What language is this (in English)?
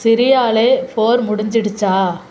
Tamil